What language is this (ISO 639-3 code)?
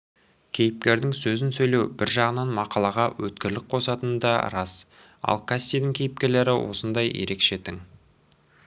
kaz